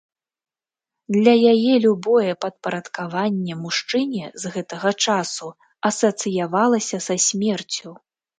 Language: Belarusian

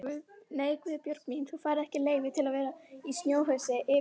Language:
Icelandic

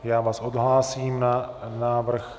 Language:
Czech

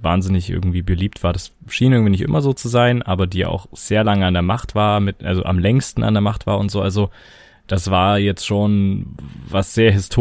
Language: German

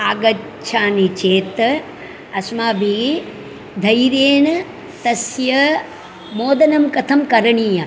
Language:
Sanskrit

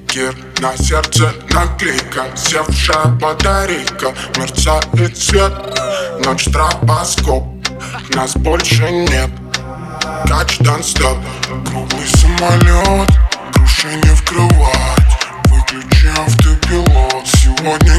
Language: Russian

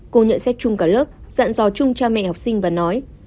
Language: Vietnamese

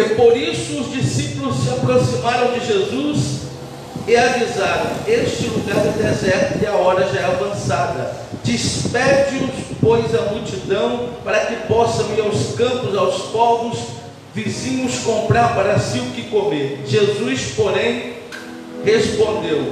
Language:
Portuguese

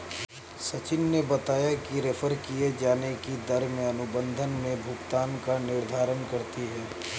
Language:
Hindi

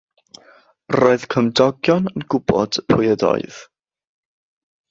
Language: Welsh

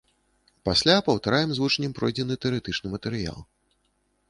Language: Belarusian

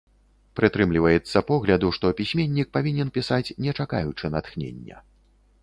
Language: Belarusian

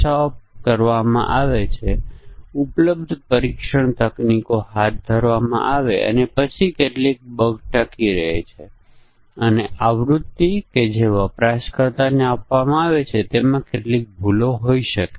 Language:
Gujarati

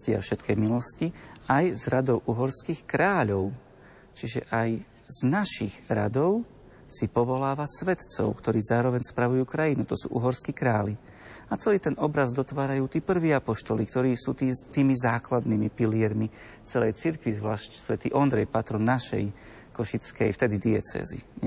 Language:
Slovak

